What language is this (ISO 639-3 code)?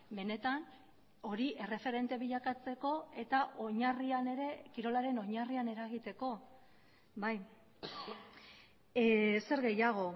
eus